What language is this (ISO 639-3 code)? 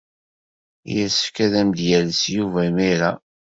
kab